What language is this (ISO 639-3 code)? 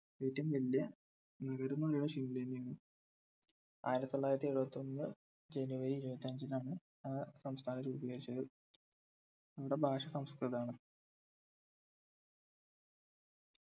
mal